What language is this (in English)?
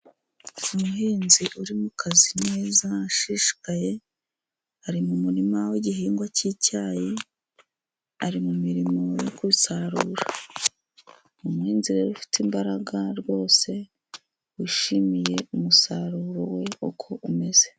Kinyarwanda